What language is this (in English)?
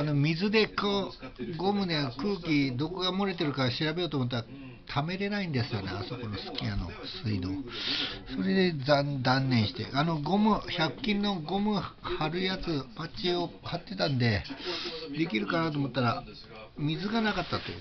Japanese